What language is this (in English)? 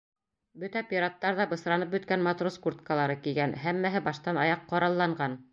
Bashkir